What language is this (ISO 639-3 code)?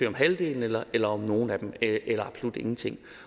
dan